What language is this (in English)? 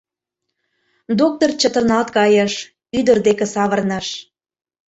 Mari